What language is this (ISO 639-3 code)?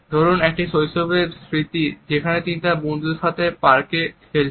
ben